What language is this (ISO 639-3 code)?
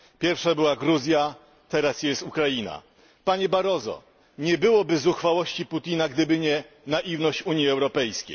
pol